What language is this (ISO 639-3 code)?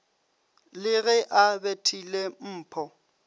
nso